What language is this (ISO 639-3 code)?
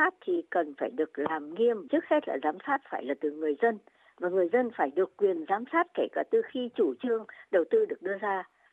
vie